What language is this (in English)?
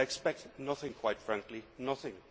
English